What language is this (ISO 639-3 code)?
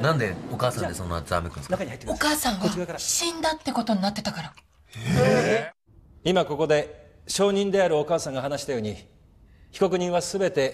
jpn